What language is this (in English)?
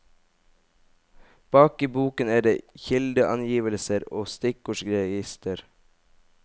Norwegian